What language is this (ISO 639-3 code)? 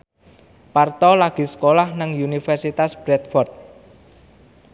jav